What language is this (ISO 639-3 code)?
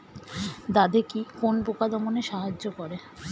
ben